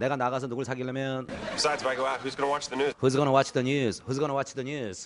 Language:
Korean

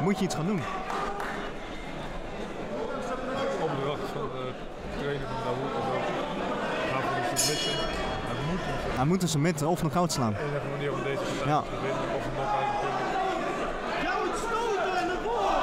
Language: Dutch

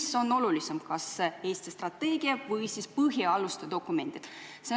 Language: Estonian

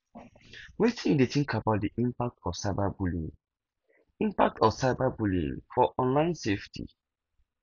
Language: Nigerian Pidgin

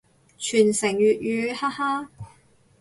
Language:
Cantonese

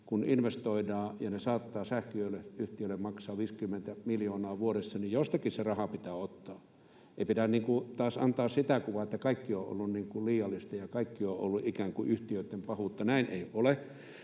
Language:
Finnish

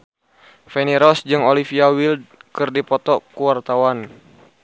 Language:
Sundanese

